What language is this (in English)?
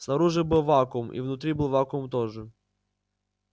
Russian